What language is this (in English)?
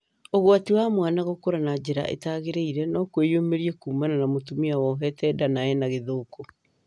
Kikuyu